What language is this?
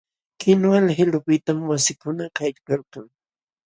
Jauja Wanca Quechua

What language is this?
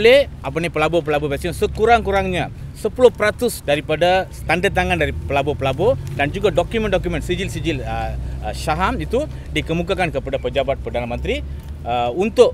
Malay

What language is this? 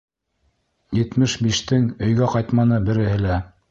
Bashkir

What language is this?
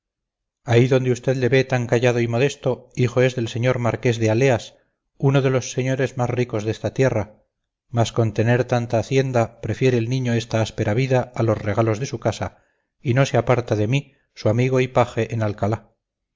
Spanish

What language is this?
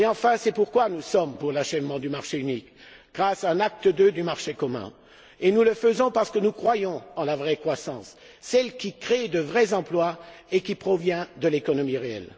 French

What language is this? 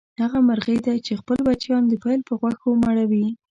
Pashto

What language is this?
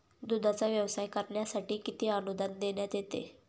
Marathi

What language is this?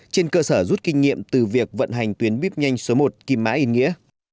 Vietnamese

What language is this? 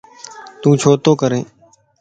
Lasi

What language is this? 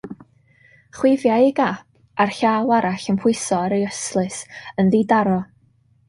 Welsh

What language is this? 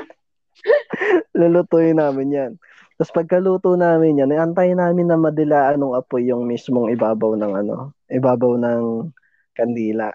Filipino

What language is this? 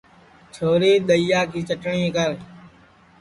Sansi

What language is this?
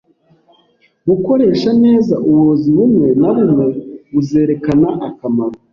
Kinyarwanda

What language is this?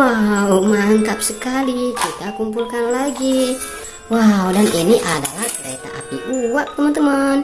Indonesian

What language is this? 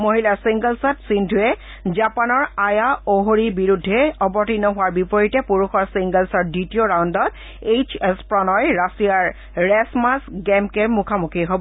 Assamese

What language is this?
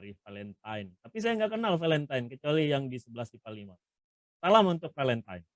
Indonesian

